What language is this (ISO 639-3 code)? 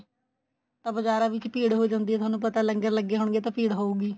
pan